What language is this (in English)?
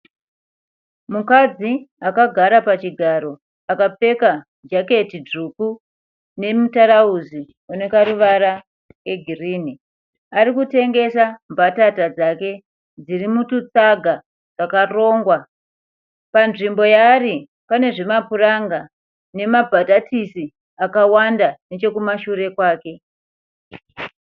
Shona